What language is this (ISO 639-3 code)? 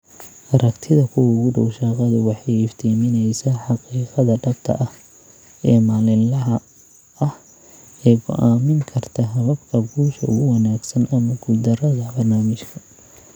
som